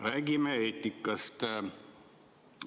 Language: Estonian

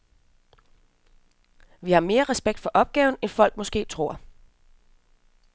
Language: Danish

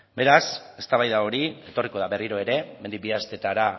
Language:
Basque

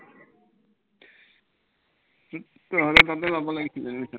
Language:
Assamese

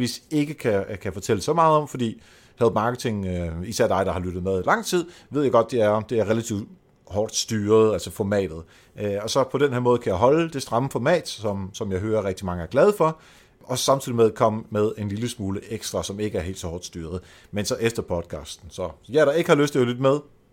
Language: Danish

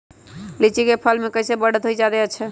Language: Magahi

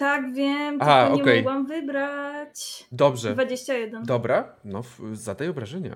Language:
Polish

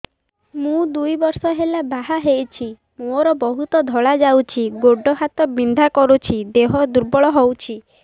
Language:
Odia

